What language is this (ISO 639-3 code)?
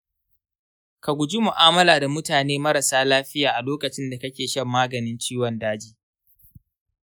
hau